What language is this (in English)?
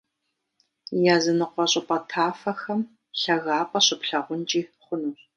Kabardian